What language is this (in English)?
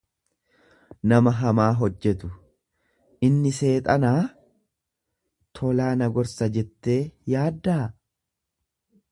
Oromo